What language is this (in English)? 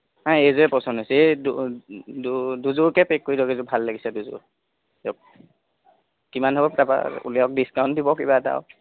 Assamese